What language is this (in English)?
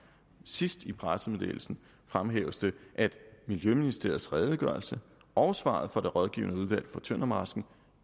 Danish